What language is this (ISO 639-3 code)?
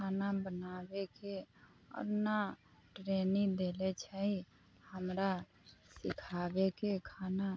mai